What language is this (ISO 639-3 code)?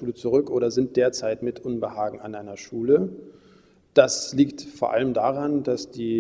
deu